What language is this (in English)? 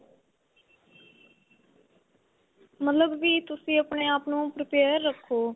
Punjabi